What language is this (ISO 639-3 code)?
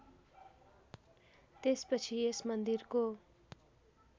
nep